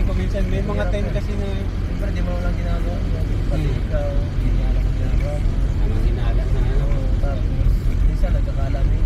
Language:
Filipino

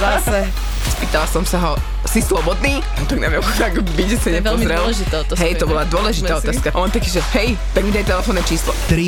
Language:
Slovak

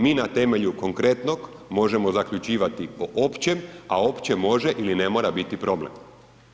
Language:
Croatian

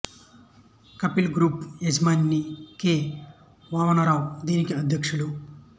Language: Telugu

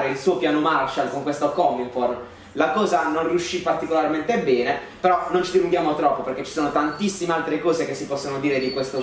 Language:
Italian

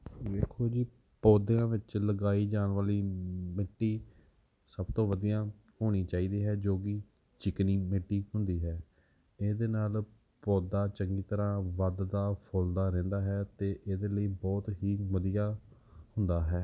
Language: Punjabi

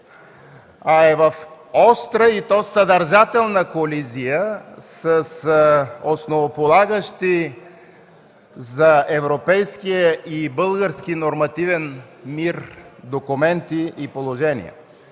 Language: Bulgarian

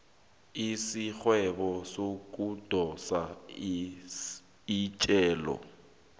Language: South Ndebele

